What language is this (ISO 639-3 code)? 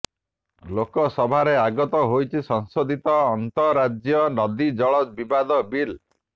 ori